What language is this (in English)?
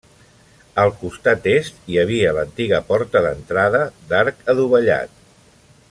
Catalan